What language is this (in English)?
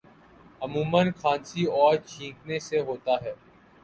Urdu